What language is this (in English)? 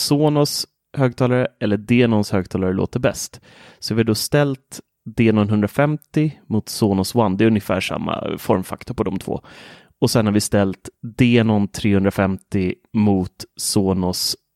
Swedish